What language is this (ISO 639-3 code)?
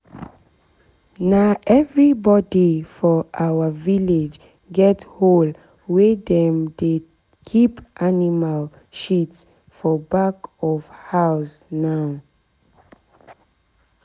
pcm